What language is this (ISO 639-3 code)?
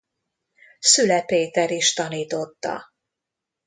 hun